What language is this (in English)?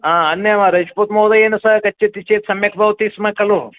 Sanskrit